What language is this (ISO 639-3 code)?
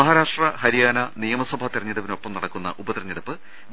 mal